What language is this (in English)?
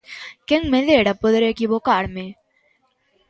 Galician